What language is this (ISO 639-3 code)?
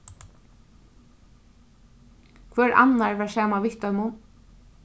fao